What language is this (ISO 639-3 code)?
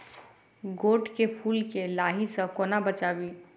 mai